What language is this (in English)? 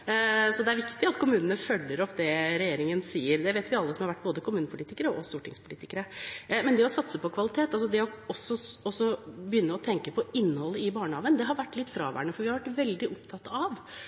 Norwegian Bokmål